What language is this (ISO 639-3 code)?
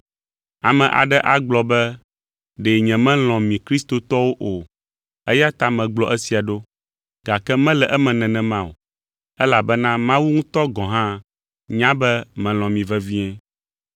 ewe